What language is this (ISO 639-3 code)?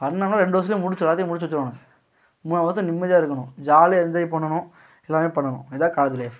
tam